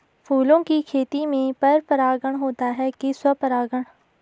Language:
Hindi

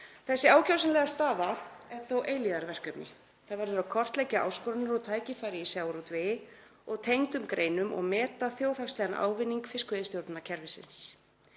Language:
Icelandic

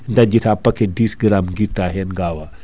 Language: Fula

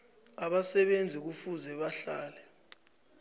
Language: South Ndebele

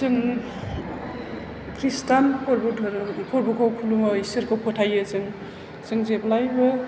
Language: Bodo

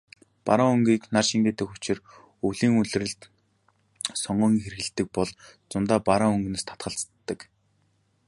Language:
Mongolian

